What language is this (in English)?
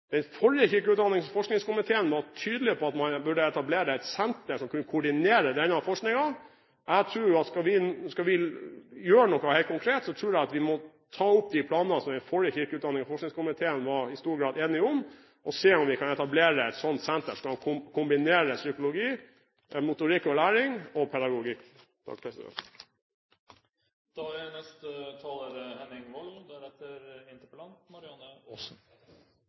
Norwegian Bokmål